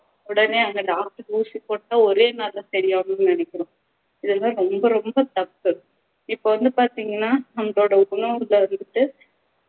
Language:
Tamil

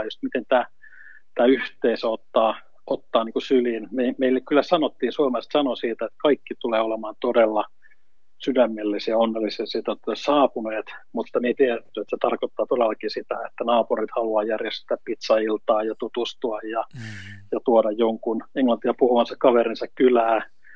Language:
Finnish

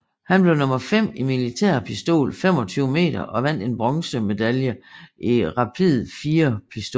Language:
Danish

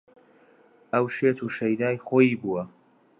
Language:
Central Kurdish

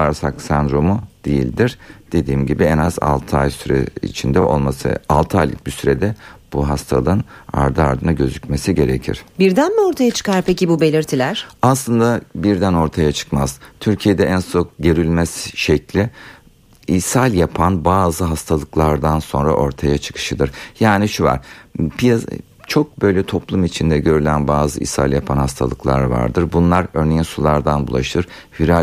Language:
Turkish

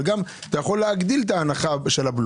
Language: Hebrew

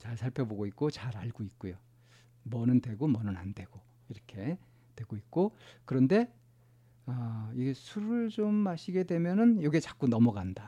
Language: Korean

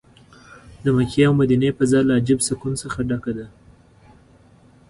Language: Pashto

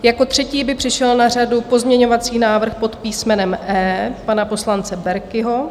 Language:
Czech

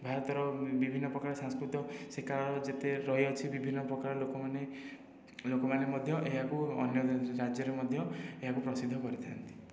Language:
Odia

